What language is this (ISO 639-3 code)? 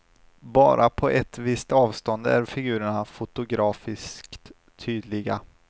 swe